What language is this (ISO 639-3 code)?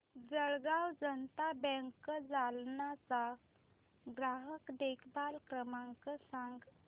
mar